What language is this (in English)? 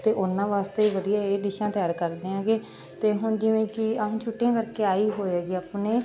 Punjabi